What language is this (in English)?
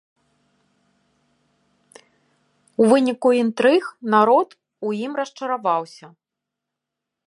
Belarusian